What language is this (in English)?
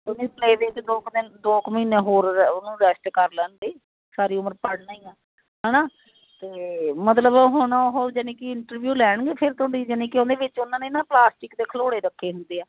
Punjabi